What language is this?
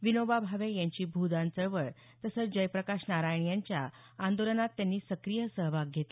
Marathi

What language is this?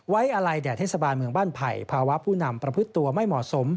Thai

